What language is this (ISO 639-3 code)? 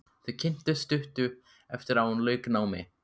isl